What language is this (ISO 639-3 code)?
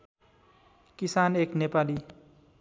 nep